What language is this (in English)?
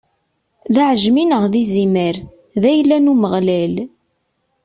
Kabyle